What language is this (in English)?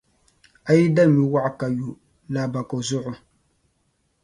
Dagbani